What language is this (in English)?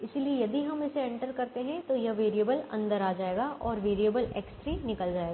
Hindi